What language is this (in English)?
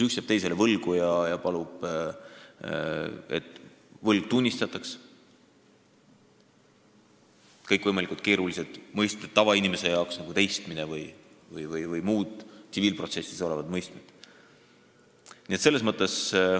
Estonian